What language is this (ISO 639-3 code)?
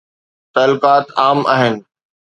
snd